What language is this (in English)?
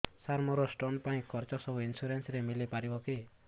Odia